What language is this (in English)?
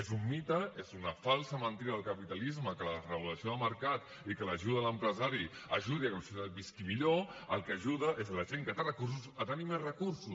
Catalan